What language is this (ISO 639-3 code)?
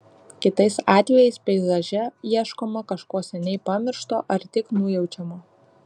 lit